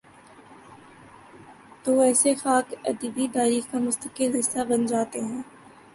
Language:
Urdu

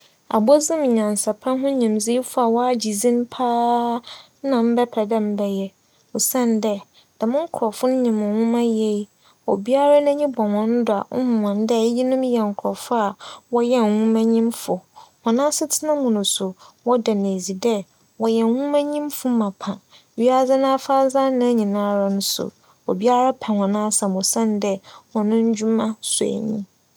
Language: Akan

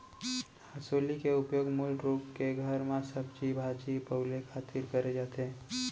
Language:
Chhattisgarhi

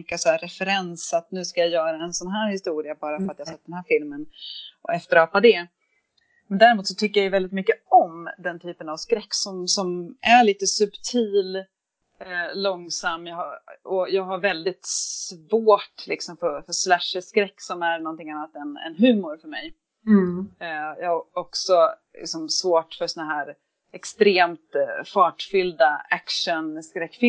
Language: Swedish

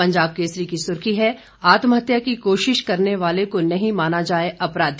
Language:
Hindi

